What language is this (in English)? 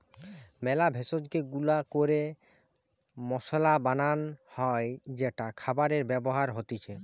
Bangla